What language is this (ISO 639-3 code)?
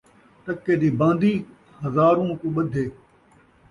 skr